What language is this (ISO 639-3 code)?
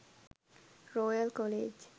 sin